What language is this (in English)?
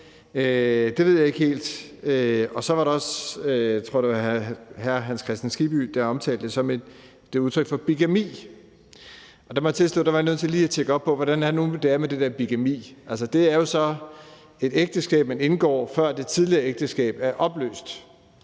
Danish